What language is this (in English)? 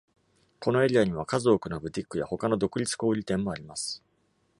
Japanese